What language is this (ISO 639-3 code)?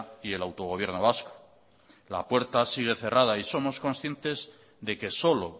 spa